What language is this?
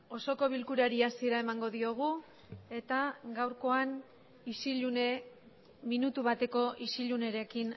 Basque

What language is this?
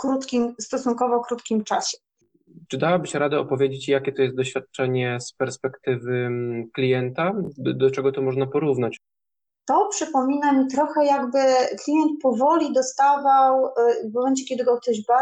Polish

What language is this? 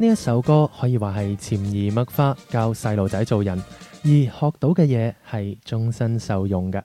Chinese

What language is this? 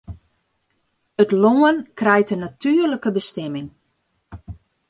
Western Frisian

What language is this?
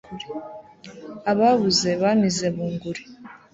Kinyarwanda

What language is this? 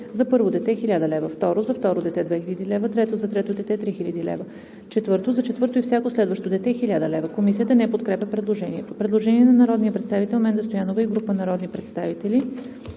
Bulgarian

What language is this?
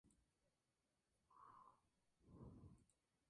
Spanish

